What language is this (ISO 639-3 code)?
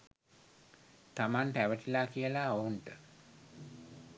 sin